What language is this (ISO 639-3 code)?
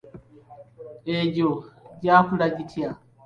lug